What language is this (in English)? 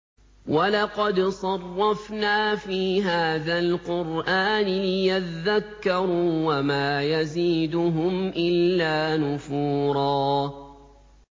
Arabic